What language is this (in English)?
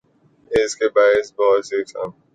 Urdu